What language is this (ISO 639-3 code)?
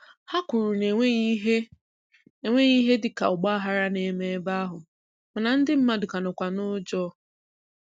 ibo